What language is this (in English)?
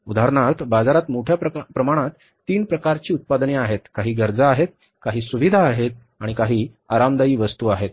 Marathi